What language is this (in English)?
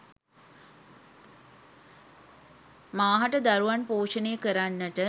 Sinhala